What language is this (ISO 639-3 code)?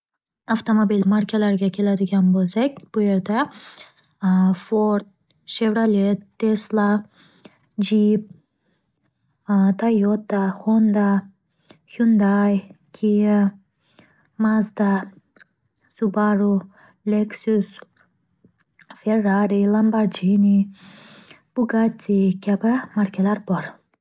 uzb